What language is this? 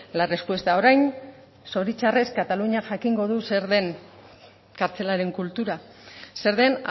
Basque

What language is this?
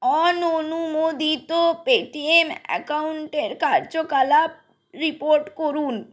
Bangla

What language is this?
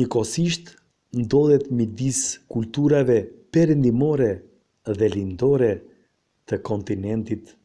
Romanian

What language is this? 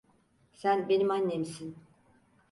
Turkish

